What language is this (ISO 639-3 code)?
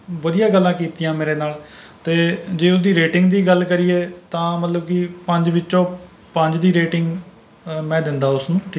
pan